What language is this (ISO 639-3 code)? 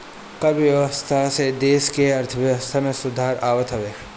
bho